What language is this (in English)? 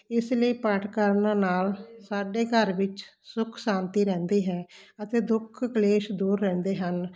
Punjabi